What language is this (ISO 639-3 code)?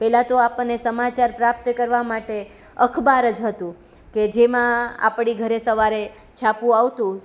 guj